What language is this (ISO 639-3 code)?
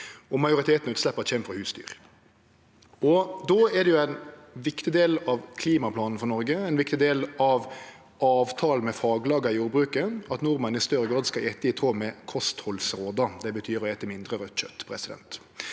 nor